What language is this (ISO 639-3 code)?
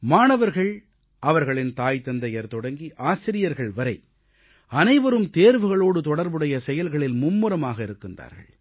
tam